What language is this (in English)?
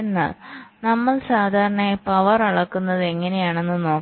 Malayalam